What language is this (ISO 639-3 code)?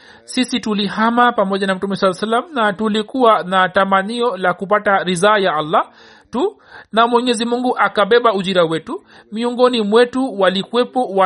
swa